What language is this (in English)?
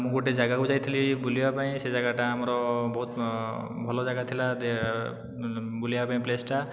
Odia